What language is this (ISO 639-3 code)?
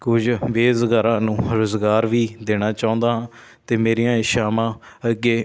pan